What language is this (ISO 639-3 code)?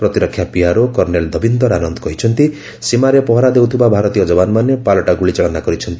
ori